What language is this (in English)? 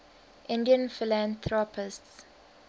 English